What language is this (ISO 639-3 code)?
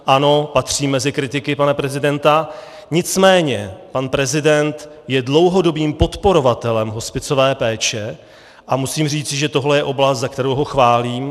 ces